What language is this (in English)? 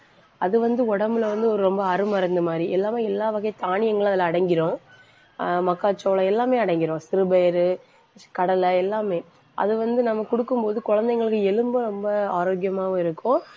Tamil